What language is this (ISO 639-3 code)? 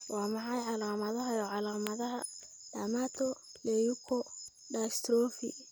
som